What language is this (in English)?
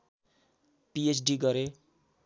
Nepali